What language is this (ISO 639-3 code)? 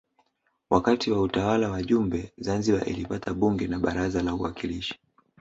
swa